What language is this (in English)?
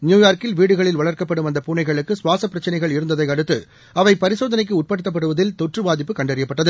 Tamil